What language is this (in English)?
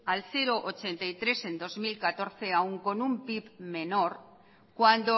Spanish